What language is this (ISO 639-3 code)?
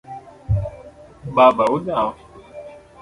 luo